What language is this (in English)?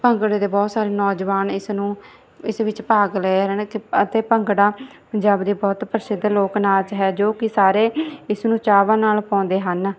Punjabi